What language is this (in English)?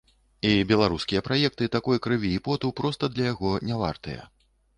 Belarusian